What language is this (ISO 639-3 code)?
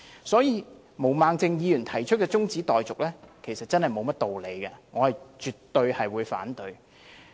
yue